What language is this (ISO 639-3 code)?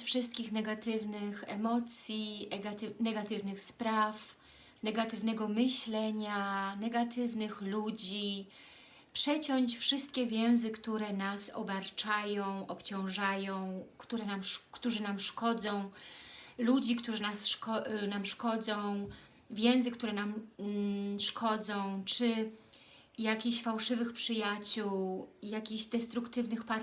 pol